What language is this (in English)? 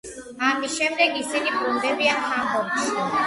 Georgian